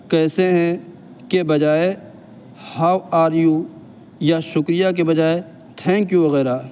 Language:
Urdu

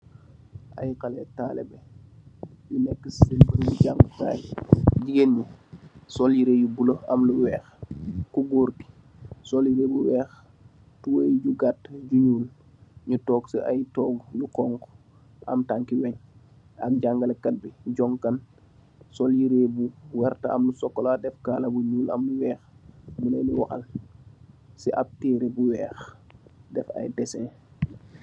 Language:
Wolof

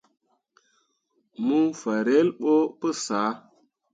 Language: Mundang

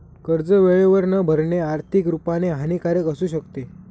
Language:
Marathi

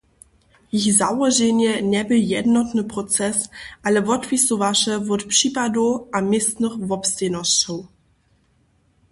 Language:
Upper Sorbian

